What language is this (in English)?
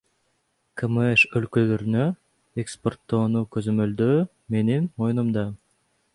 Kyrgyz